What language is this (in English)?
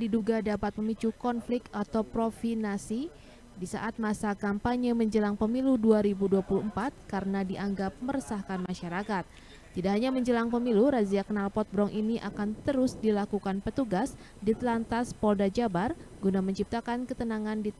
Indonesian